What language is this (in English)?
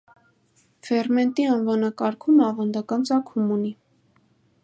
Armenian